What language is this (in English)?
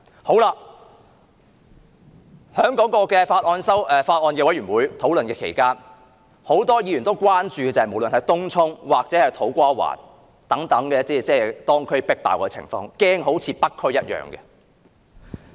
Cantonese